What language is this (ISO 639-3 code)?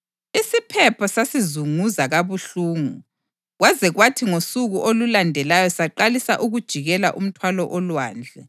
nde